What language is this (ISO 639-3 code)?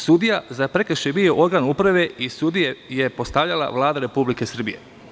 srp